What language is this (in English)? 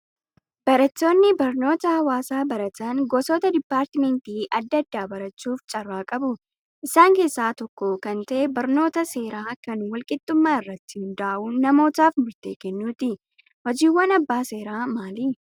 Oromo